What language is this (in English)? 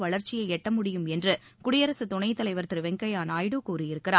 Tamil